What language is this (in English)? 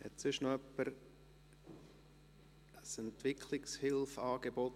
Swiss German